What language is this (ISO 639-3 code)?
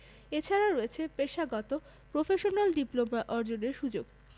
ben